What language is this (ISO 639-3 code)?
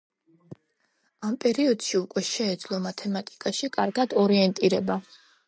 kat